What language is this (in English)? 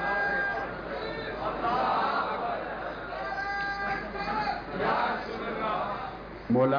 Urdu